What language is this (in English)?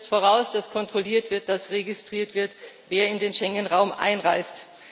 German